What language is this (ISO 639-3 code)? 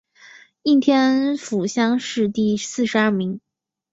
zho